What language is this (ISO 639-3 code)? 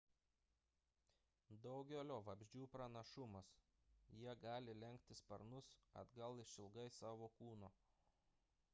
lit